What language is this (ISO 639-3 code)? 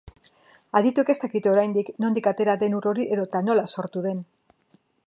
eus